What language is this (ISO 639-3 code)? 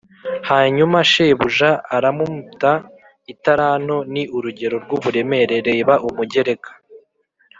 kin